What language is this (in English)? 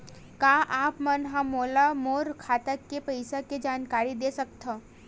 Chhattisgarhi